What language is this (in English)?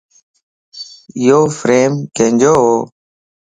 Lasi